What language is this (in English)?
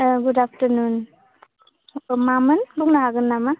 Bodo